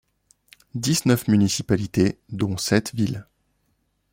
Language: French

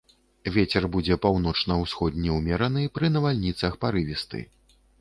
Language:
Belarusian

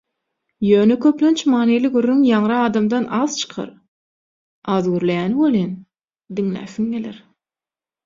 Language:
Turkmen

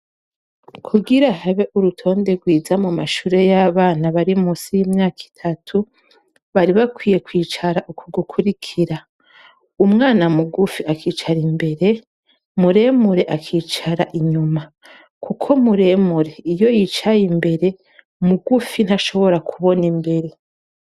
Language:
Rundi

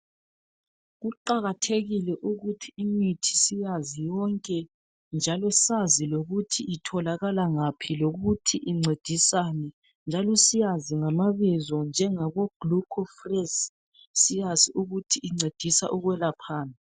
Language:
North Ndebele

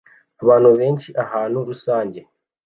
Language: Kinyarwanda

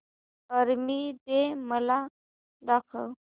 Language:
Marathi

